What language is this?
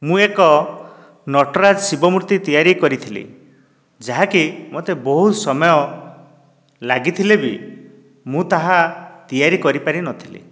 Odia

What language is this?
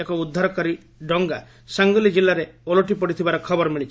Odia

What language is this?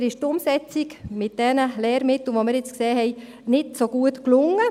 Swiss German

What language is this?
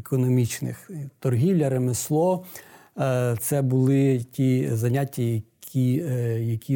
Ukrainian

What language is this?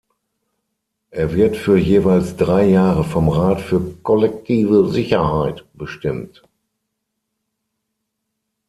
German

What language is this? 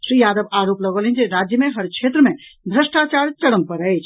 Maithili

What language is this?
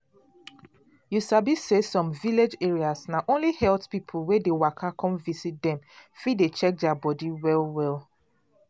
Nigerian Pidgin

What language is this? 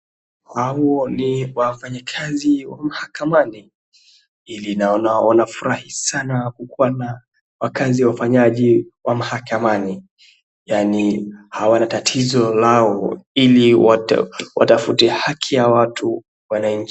Swahili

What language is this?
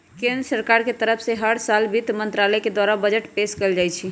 Magahi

